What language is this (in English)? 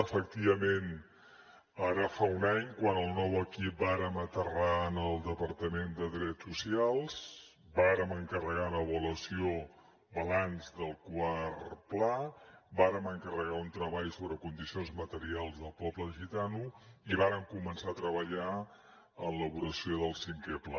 Catalan